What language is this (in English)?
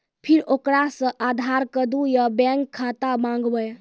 Maithili